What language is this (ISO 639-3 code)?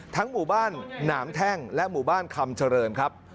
tha